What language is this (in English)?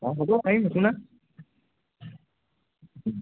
Assamese